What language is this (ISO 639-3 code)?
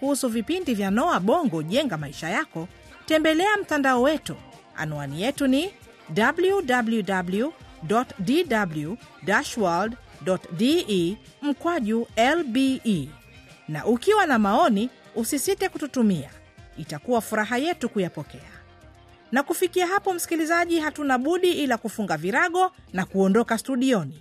swa